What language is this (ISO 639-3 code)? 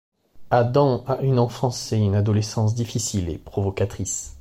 fra